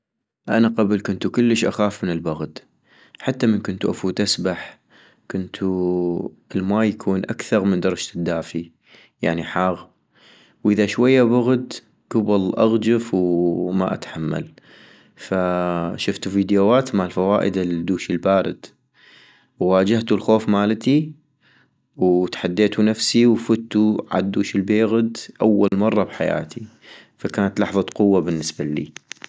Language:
North Mesopotamian Arabic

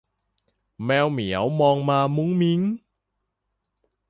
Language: Thai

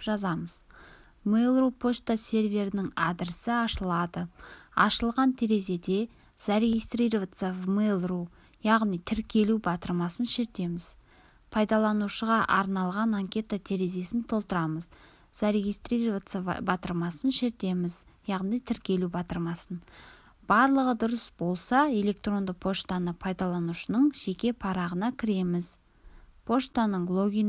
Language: Russian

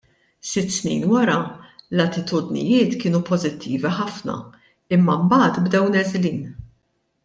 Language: Maltese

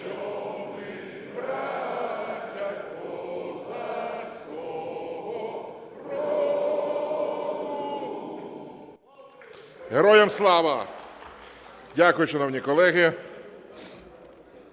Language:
Ukrainian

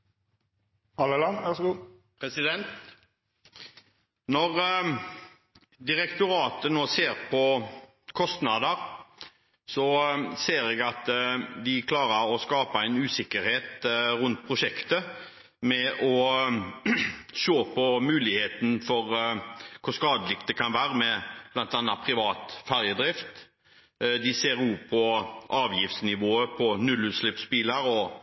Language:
Norwegian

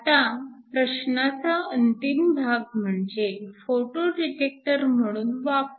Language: Marathi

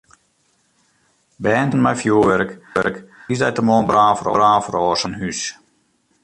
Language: Western Frisian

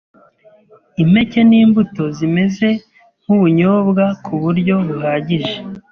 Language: Kinyarwanda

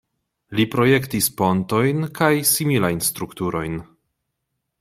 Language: Esperanto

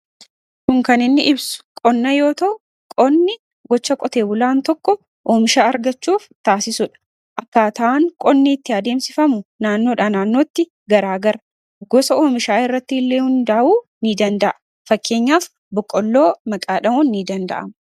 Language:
Oromo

